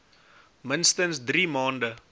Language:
Afrikaans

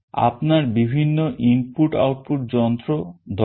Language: Bangla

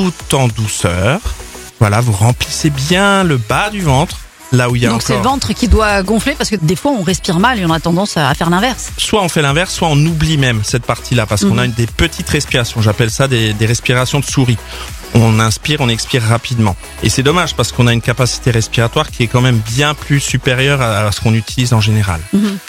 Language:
French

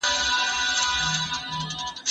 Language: Pashto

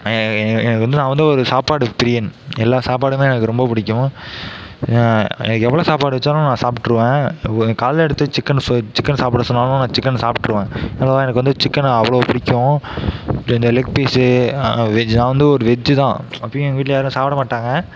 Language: Tamil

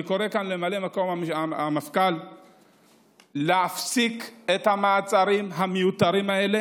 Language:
Hebrew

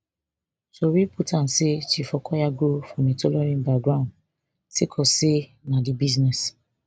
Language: Nigerian Pidgin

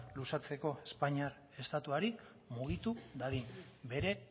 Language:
Basque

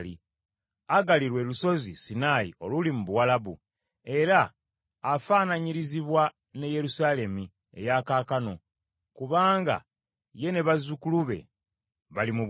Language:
Ganda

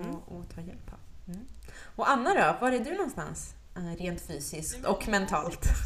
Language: Swedish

